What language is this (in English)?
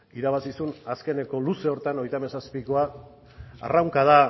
Basque